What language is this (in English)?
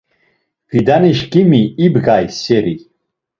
Laz